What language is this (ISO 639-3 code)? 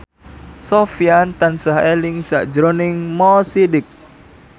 jav